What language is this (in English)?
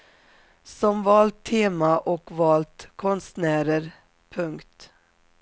Swedish